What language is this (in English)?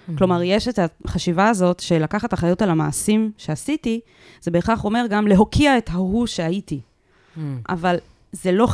Hebrew